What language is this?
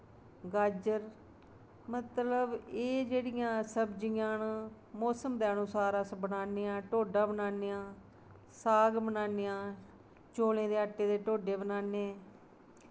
Dogri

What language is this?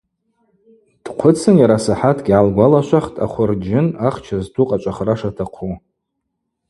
Abaza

